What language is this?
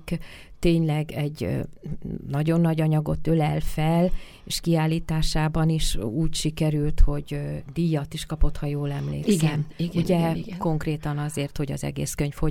Hungarian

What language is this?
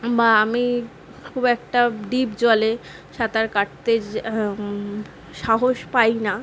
Bangla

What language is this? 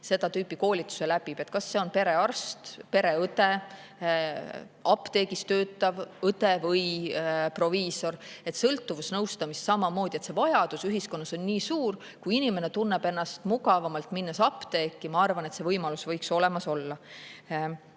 Estonian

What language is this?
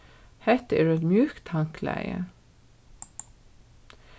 Faroese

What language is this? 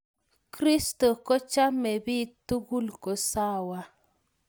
Kalenjin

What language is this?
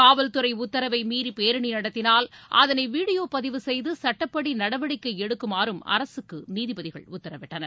Tamil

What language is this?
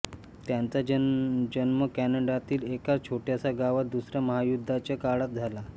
Marathi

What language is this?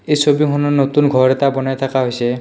Assamese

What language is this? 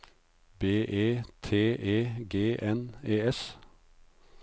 Norwegian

